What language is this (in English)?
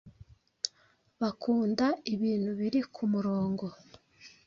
Kinyarwanda